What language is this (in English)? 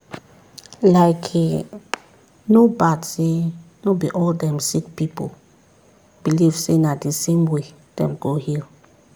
Nigerian Pidgin